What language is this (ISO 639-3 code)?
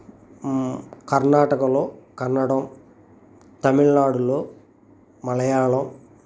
tel